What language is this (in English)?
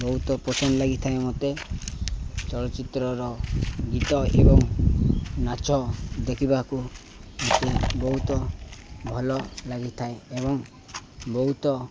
Odia